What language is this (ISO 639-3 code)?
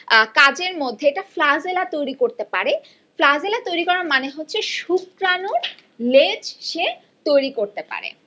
ben